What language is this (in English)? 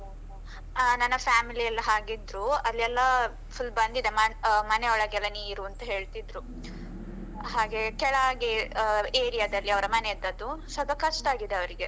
Kannada